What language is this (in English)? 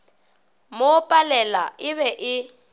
Northern Sotho